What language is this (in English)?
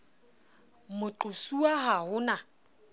Southern Sotho